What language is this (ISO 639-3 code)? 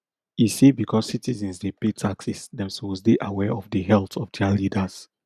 pcm